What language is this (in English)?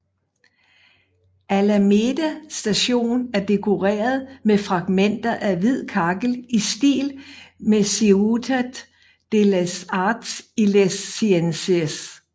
Danish